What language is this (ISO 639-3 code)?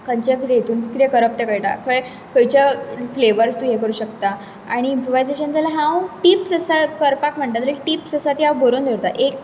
kok